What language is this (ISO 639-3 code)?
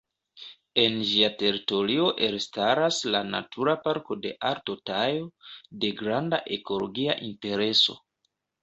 epo